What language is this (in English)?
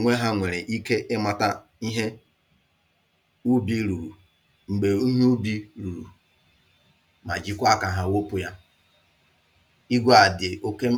Igbo